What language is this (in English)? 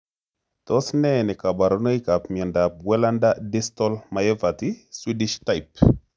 Kalenjin